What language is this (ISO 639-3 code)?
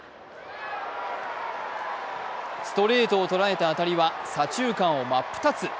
jpn